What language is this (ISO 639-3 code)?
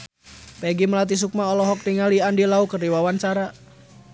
sun